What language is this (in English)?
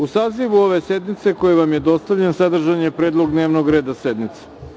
Serbian